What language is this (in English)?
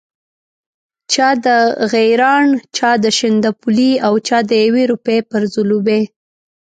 Pashto